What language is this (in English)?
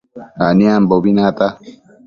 Matsés